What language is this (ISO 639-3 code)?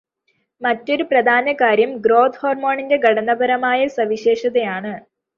mal